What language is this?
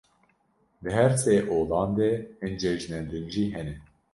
Kurdish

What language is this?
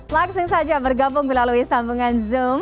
Indonesian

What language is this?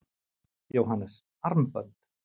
Icelandic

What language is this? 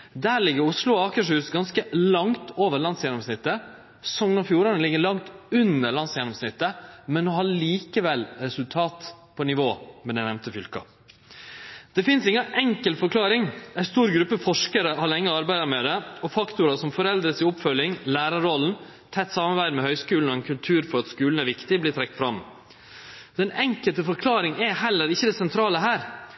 Norwegian Nynorsk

